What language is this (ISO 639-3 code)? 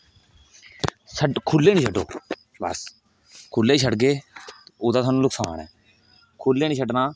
doi